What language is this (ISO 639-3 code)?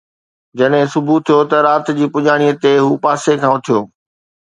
snd